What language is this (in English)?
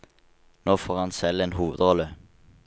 Norwegian